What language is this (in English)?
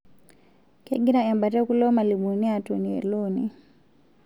Masai